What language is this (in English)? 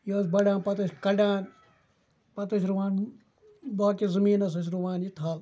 Kashmiri